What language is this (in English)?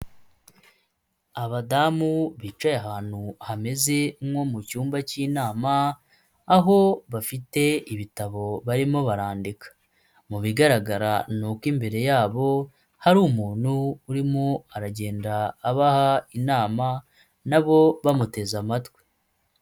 Kinyarwanda